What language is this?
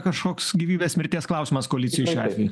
Lithuanian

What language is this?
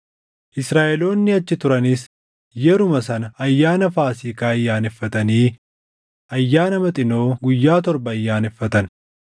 Oromo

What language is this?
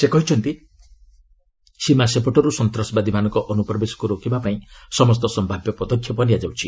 Odia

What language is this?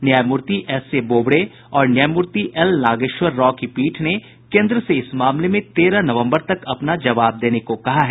Hindi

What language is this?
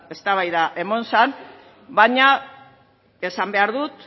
Basque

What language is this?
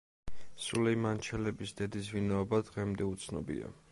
Georgian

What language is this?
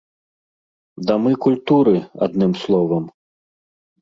Belarusian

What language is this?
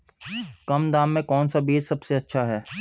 Hindi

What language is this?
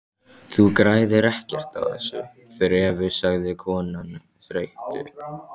Icelandic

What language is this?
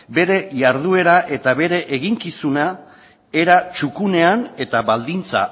Basque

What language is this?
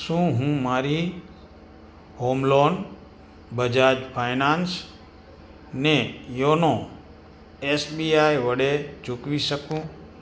Gujarati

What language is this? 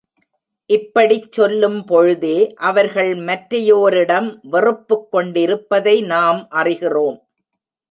Tamil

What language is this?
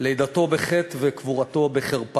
Hebrew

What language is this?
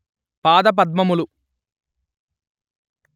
Telugu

